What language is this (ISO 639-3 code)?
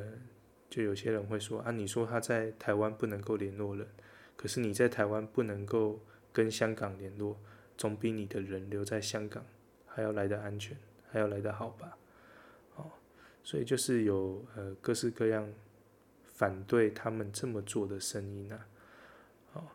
zho